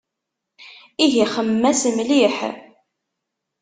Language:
Kabyle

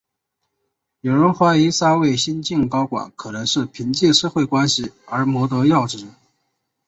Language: Chinese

